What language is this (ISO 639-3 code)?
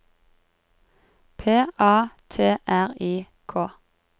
nor